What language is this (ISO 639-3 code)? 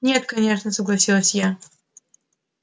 rus